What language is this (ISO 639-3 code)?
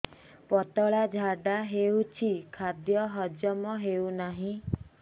ori